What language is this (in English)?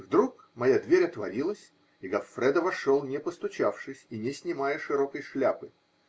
Russian